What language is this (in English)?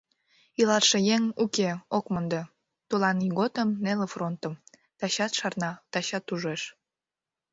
Mari